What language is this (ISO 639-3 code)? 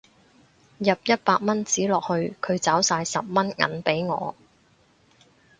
yue